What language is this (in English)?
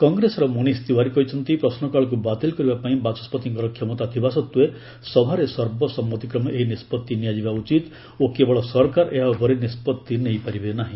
Odia